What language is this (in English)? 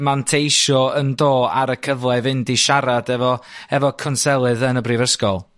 Welsh